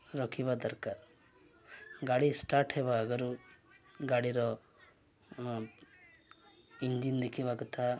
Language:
Odia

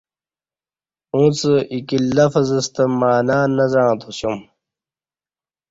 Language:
Kati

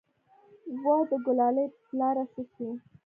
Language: Pashto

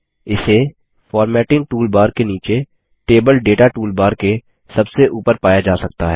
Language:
Hindi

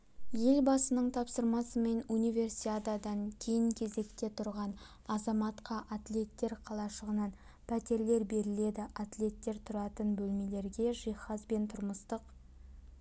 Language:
Kazakh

